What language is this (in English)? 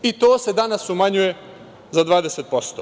Serbian